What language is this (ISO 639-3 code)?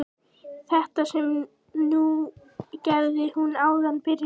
isl